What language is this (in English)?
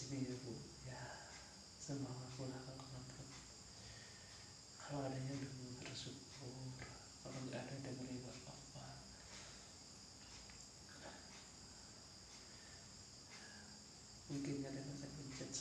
Indonesian